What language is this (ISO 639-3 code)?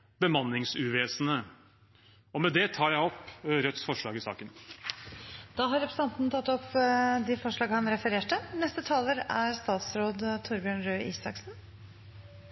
nob